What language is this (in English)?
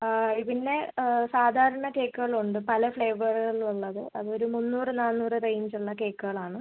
Malayalam